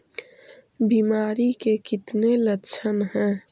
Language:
Magahi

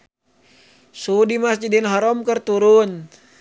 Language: Sundanese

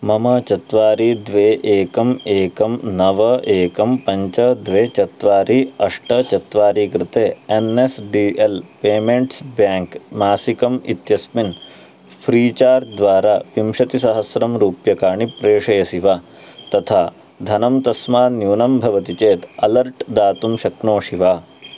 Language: Sanskrit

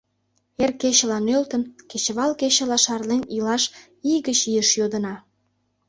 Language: Mari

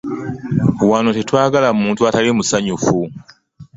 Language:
Ganda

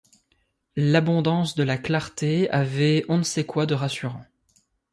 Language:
French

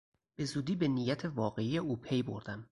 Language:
Persian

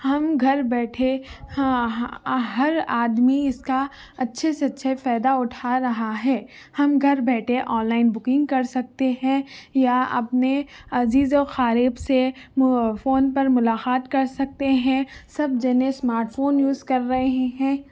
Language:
Urdu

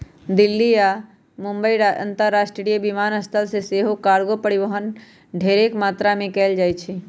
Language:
Magahi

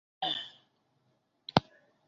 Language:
Bangla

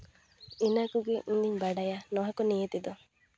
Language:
Santali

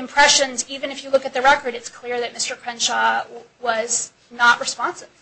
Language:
English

